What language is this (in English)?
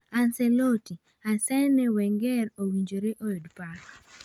Luo (Kenya and Tanzania)